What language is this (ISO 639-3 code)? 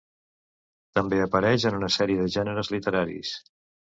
cat